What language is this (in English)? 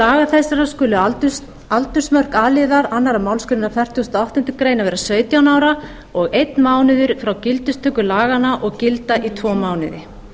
Icelandic